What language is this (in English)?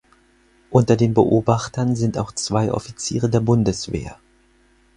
German